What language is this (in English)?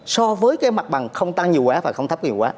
Vietnamese